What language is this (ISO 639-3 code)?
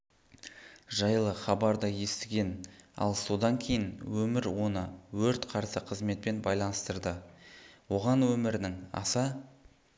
kaz